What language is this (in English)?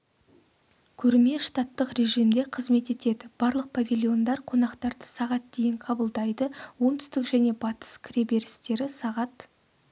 Kazakh